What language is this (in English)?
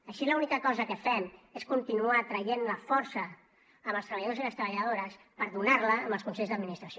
Catalan